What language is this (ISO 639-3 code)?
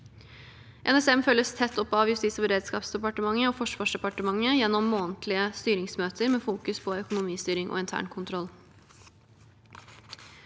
nor